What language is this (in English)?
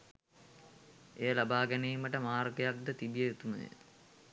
Sinhala